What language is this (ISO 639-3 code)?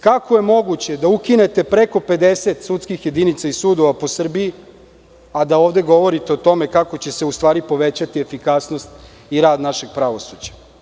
srp